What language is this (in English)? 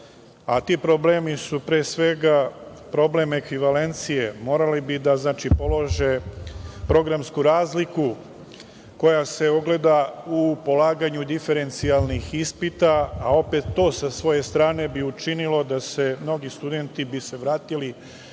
Serbian